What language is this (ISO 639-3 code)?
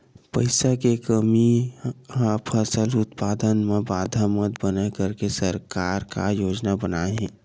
hne